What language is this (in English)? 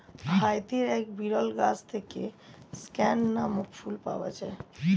Bangla